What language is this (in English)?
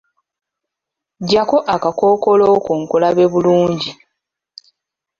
Ganda